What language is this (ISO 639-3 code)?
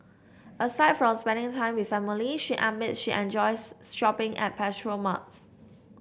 eng